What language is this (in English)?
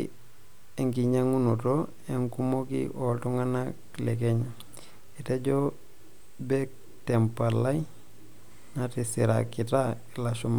Masai